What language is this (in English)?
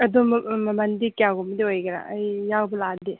Manipuri